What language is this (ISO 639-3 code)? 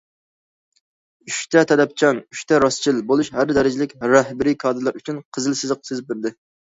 uig